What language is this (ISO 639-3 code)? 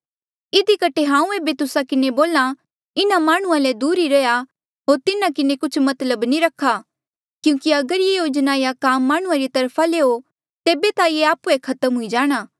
mjl